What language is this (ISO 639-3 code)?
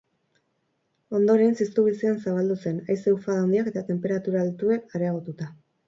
eus